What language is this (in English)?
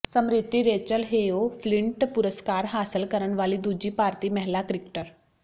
Punjabi